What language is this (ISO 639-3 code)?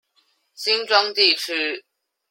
zho